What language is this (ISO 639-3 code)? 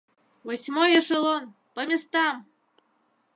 chm